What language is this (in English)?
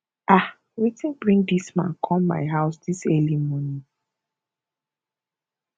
Nigerian Pidgin